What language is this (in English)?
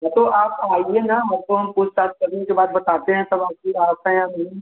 Hindi